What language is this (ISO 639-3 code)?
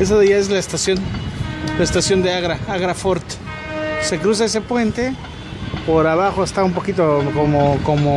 spa